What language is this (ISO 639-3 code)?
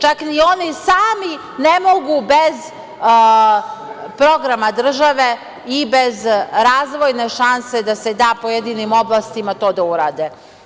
srp